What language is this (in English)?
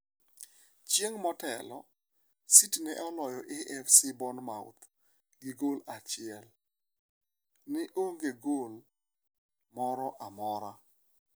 Luo (Kenya and Tanzania)